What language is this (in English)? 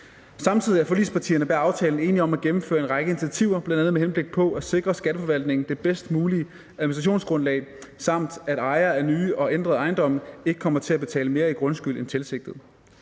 Danish